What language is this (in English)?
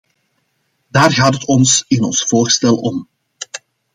Dutch